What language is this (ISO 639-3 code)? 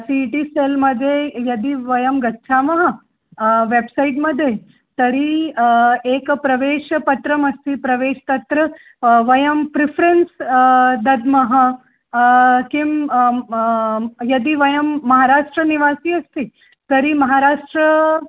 san